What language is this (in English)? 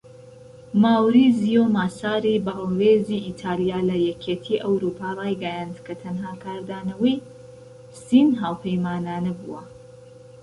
Central Kurdish